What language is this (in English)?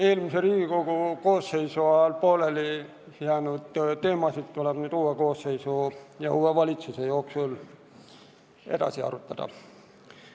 Estonian